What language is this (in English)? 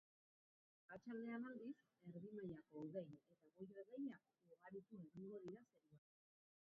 Basque